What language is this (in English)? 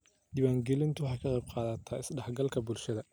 Somali